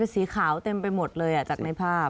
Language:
Thai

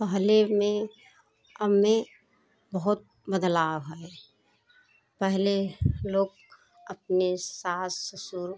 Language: Hindi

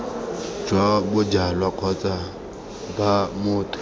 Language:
Tswana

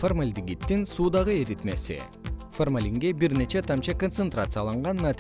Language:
Kyrgyz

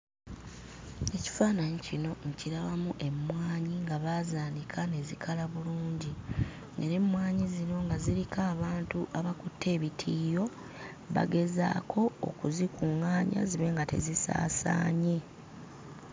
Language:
Ganda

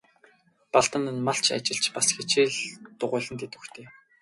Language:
Mongolian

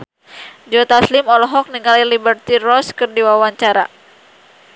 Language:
Sundanese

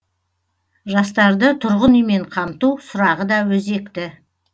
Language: Kazakh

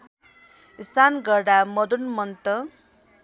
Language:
Nepali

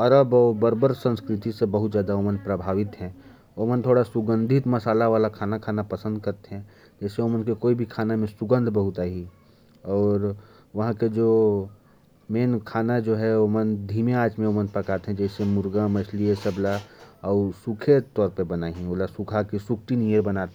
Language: Korwa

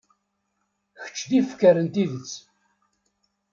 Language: Kabyle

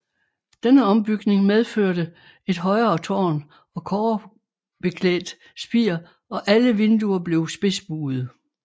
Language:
Danish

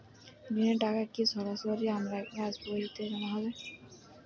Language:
Bangla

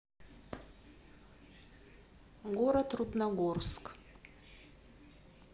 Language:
Russian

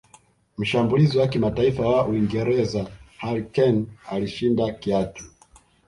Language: Swahili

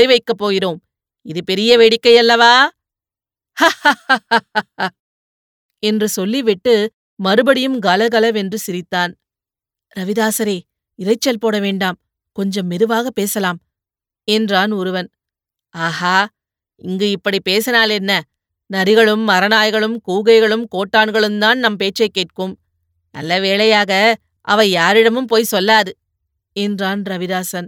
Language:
Tamil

